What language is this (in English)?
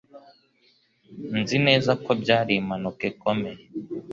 Kinyarwanda